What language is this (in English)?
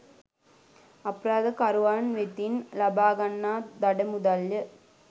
Sinhala